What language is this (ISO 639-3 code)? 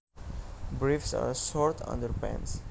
jav